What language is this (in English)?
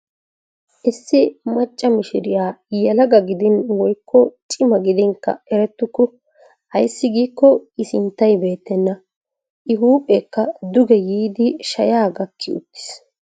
Wolaytta